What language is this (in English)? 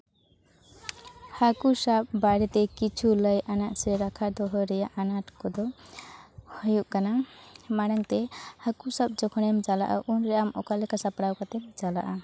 Santali